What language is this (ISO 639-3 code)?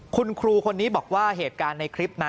tha